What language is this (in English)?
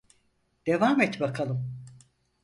Turkish